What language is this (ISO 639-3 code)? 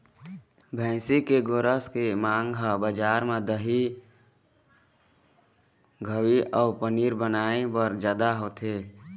hne